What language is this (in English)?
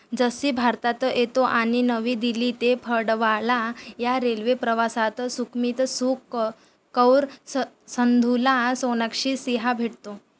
Marathi